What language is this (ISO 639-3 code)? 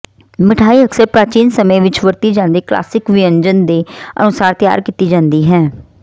pan